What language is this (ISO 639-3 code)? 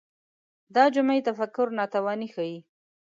pus